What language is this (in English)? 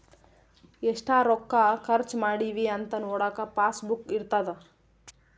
Kannada